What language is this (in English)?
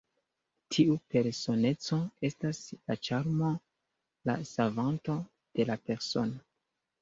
Esperanto